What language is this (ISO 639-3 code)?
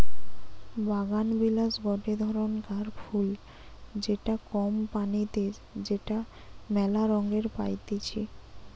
ben